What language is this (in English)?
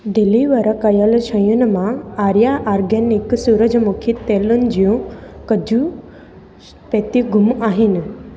Sindhi